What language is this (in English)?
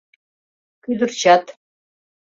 Mari